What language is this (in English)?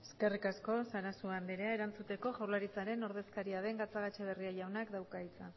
Basque